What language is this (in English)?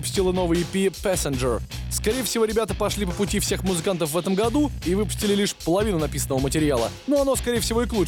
Russian